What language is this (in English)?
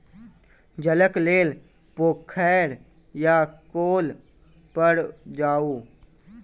Maithili